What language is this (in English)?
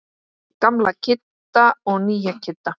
Icelandic